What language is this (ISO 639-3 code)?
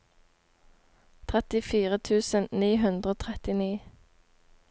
nor